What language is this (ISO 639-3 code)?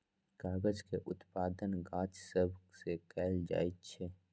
mag